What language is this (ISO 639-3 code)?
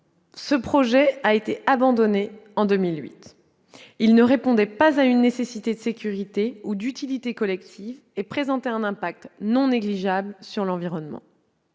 fra